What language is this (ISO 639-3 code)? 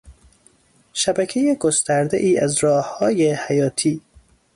fas